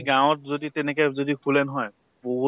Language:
Assamese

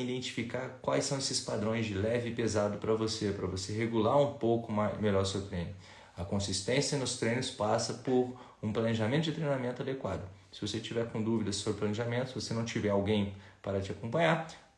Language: Portuguese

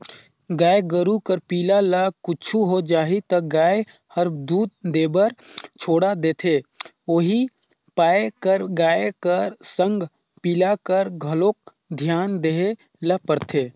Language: Chhattisgarhi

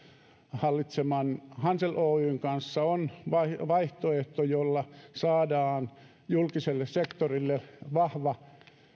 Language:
Finnish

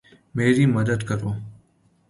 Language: Urdu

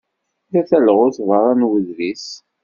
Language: Kabyle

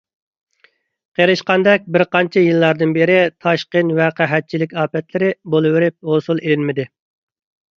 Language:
Uyghur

